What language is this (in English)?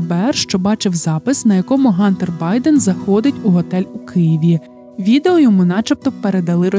Ukrainian